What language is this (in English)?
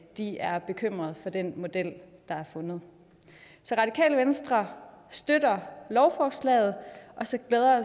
Danish